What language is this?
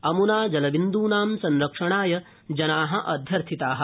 Sanskrit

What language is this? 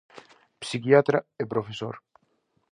Galician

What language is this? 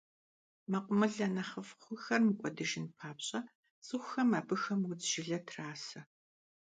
Kabardian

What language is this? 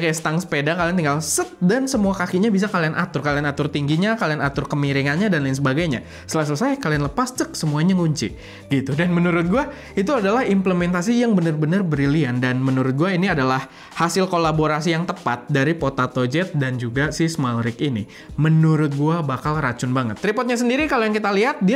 Indonesian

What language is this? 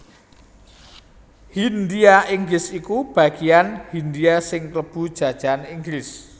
Javanese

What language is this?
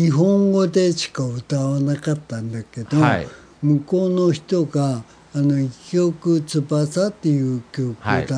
Japanese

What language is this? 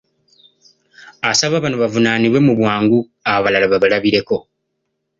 Ganda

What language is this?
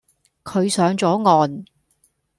Cantonese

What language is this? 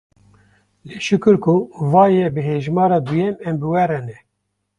Kurdish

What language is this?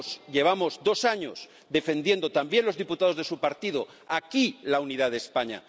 Spanish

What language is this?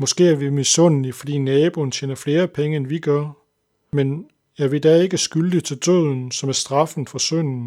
Danish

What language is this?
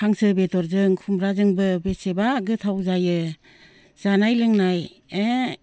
Bodo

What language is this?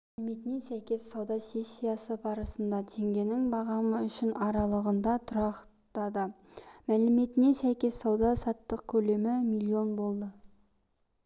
Kazakh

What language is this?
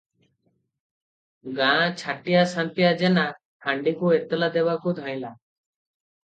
Odia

